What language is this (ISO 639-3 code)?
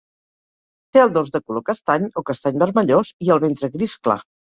cat